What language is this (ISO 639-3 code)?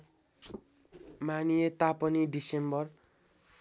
nep